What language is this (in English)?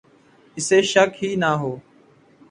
Urdu